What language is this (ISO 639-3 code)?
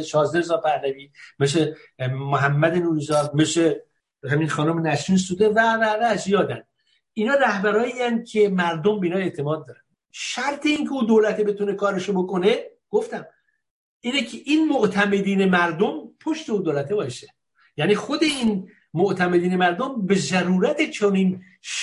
fas